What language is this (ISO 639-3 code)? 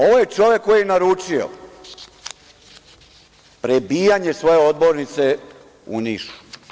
srp